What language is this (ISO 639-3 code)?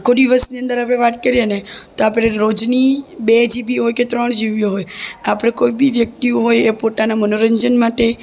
guj